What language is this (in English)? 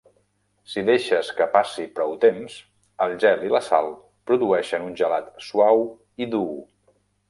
Catalan